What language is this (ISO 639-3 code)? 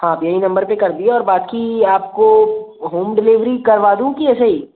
hin